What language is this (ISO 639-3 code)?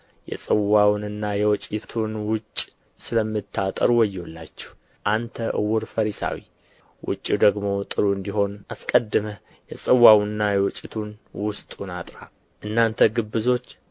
amh